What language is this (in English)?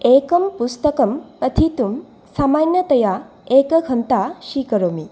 Sanskrit